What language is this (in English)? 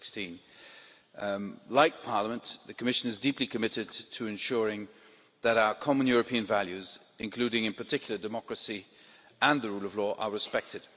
English